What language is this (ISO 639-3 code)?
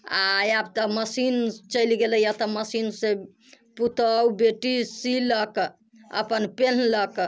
mai